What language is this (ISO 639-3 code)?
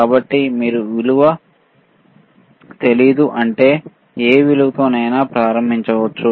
tel